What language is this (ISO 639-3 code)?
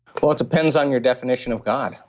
eng